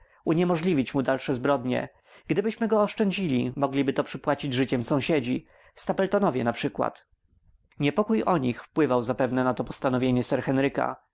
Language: Polish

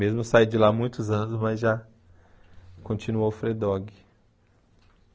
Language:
Portuguese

